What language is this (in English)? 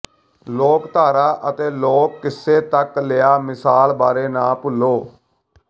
Punjabi